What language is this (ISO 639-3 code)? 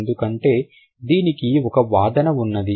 tel